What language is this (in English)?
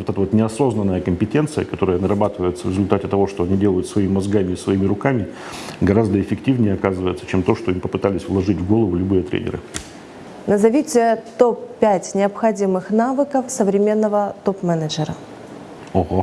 Russian